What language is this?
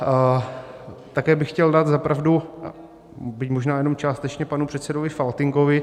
Czech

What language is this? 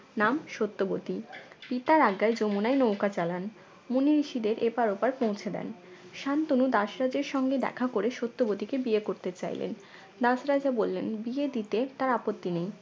Bangla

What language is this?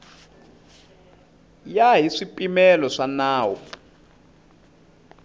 Tsonga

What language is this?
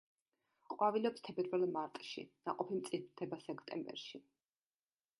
Georgian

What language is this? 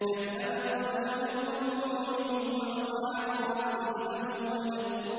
Arabic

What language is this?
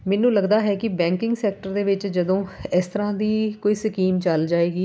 Punjabi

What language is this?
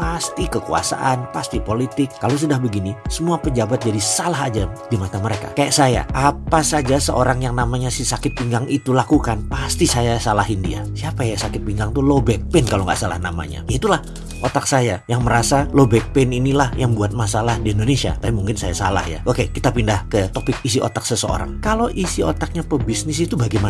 Indonesian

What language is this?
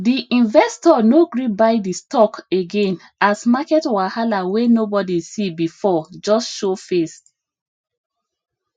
Nigerian Pidgin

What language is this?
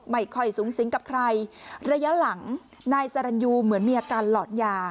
Thai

